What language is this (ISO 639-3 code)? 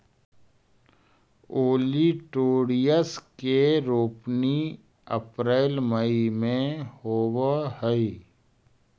mag